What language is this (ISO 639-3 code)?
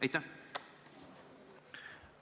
est